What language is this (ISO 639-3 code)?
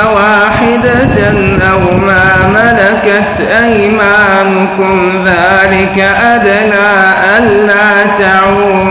ara